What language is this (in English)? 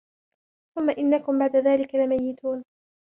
Arabic